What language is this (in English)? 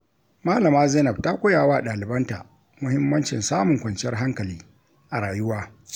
Hausa